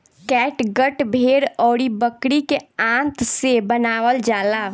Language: Bhojpuri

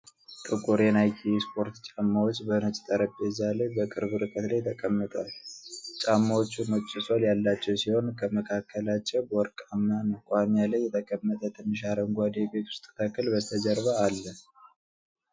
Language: Amharic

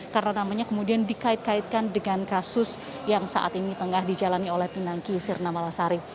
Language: Indonesian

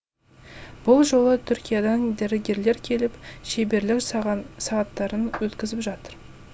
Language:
Kazakh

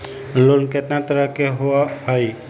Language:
Magahi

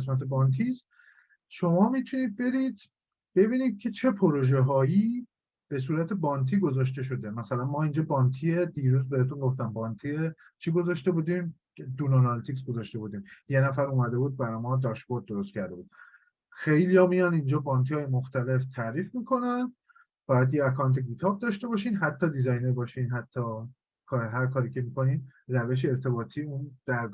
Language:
Persian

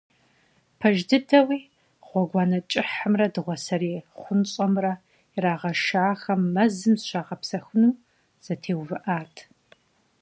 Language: Kabardian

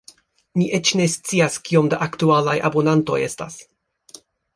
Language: Esperanto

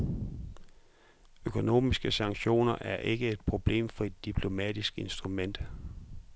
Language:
Danish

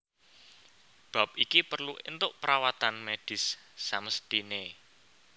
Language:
Javanese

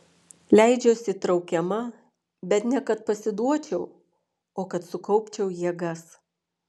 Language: Lithuanian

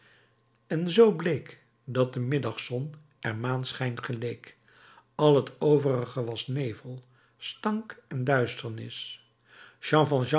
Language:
Dutch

